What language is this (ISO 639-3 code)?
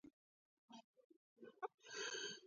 kat